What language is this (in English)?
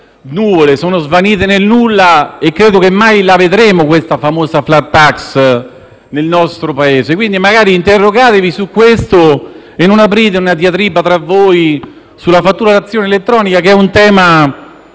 Italian